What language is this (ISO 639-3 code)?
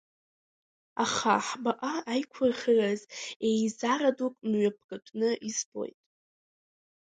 abk